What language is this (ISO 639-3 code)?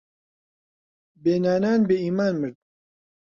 ckb